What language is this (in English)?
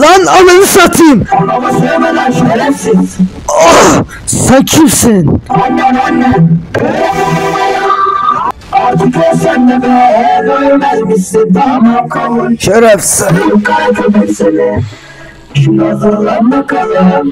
Turkish